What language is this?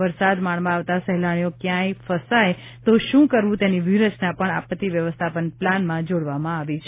Gujarati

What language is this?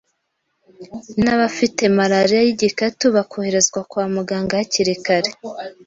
Kinyarwanda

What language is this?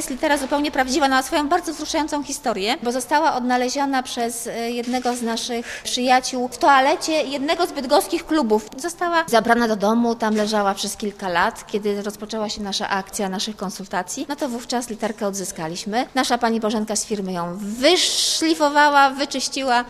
Polish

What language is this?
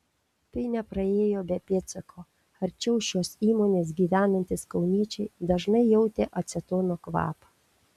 Lithuanian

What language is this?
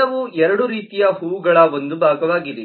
Kannada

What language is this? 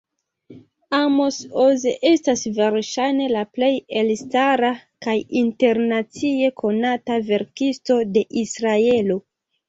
Esperanto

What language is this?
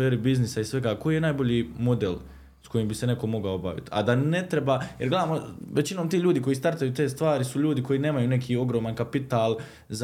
Croatian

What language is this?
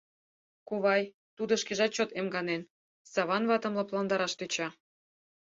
Mari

